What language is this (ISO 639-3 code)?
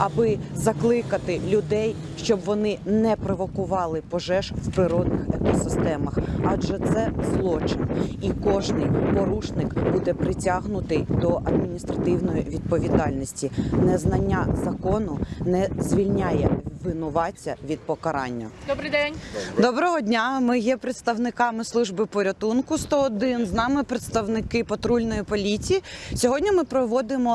ukr